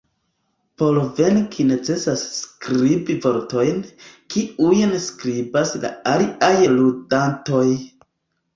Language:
Esperanto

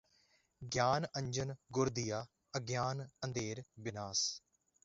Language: Punjabi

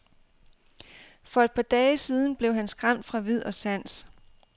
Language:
Danish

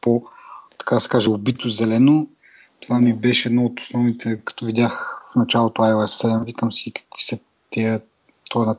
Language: Bulgarian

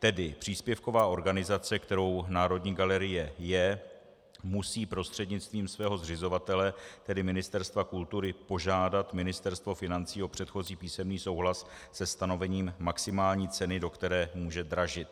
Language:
Czech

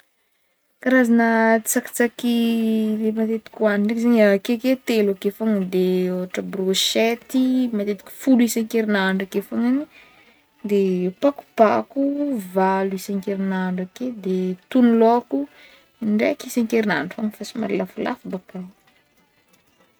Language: Northern Betsimisaraka Malagasy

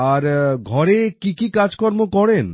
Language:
Bangla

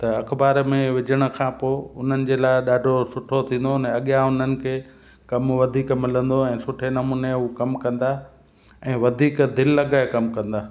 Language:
Sindhi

